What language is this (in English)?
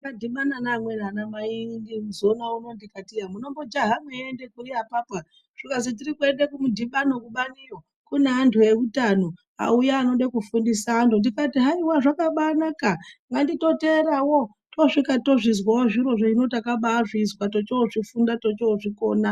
Ndau